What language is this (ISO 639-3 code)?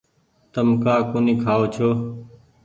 gig